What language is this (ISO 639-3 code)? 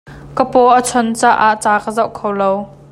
cnh